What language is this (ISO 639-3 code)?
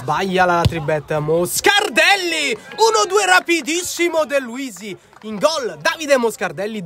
ita